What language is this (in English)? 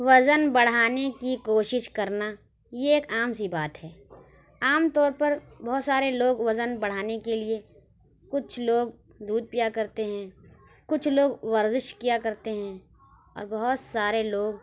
Urdu